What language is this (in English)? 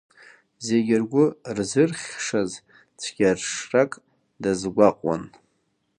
Abkhazian